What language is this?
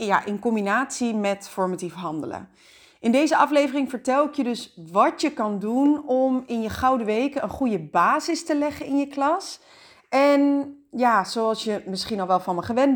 Dutch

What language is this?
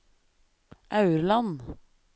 Norwegian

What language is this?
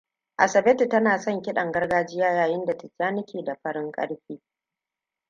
Hausa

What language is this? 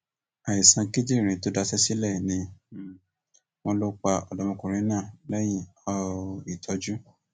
Yoruba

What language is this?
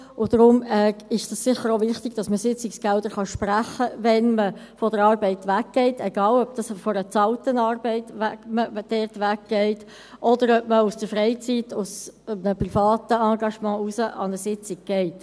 Swiss German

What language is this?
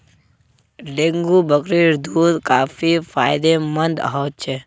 Magahi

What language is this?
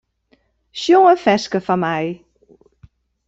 Western Frisian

